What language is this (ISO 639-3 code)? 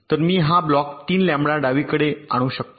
mar